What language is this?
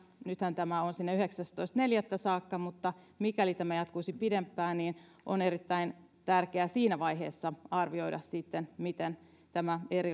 Finnish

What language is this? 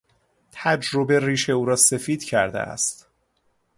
Persian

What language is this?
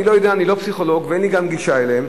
Hebrew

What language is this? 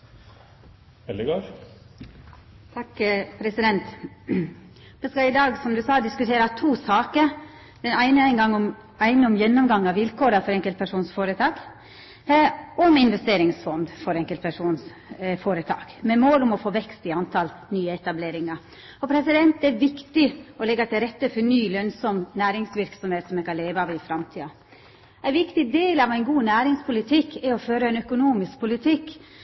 Norwegian Nynorsk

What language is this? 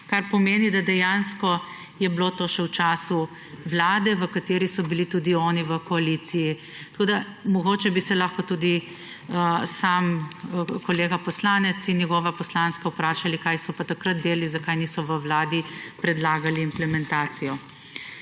Slovenian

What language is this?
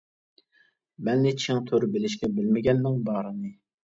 Uyghur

